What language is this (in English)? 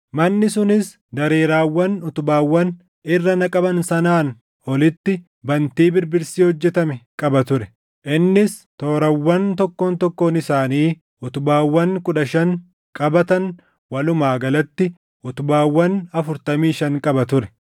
Oromo